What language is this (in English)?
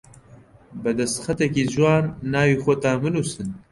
Central Kurdish